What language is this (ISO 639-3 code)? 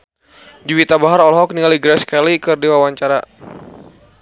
sun